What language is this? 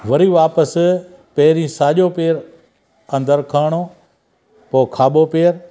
Sindhi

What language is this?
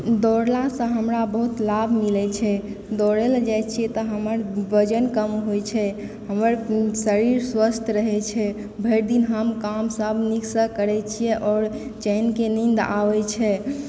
Maithili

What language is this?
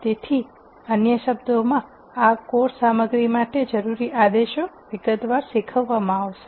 Gujarati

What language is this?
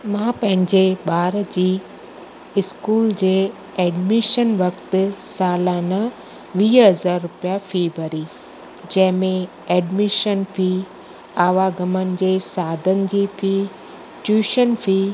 Sindhi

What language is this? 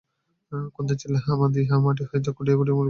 Bangla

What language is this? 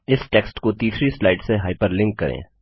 Hindi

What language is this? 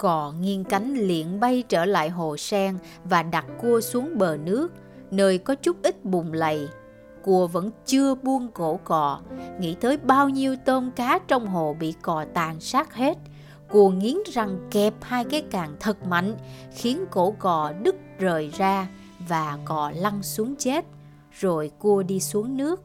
Vietnamese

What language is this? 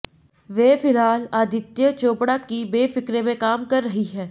Hindi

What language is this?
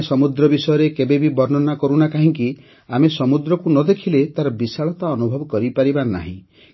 Odia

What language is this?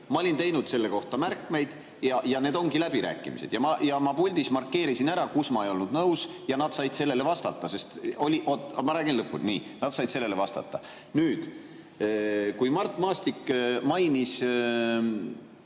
Estonian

